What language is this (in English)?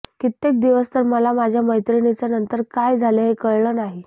Marathi